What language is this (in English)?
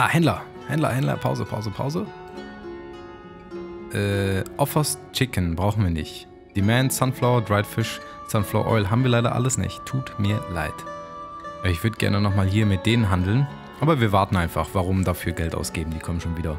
German